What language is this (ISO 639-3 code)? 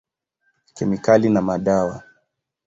swa